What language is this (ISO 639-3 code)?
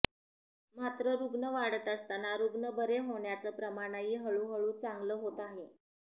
mar